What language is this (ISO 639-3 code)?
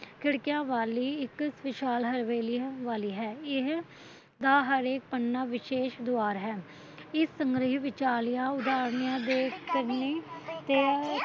pan